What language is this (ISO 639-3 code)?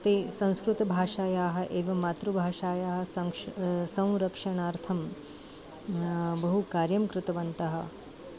san